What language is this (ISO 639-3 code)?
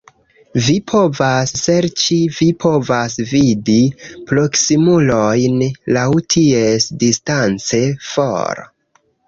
epo